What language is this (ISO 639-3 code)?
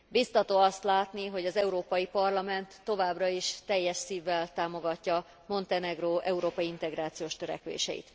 hun